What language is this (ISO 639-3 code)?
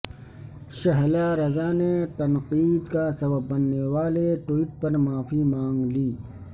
urd